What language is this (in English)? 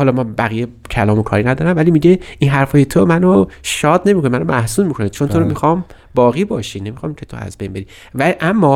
Persian